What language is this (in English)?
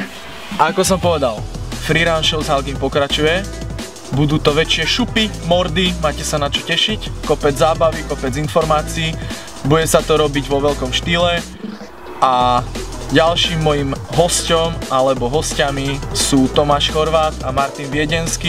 Slovak